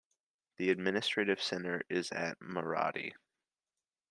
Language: English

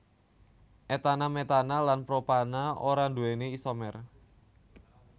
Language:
Javanese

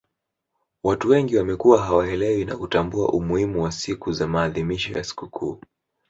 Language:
Swahili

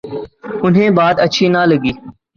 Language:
Urdu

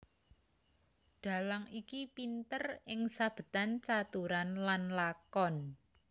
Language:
Javanese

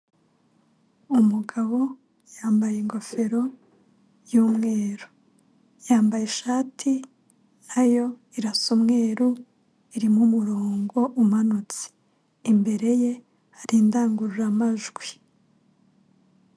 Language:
Kinyarwanda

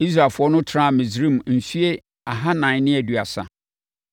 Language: Akan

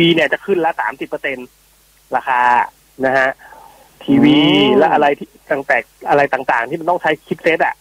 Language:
Thai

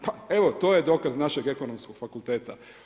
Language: Croatian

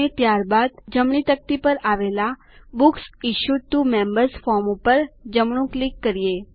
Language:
Gujarati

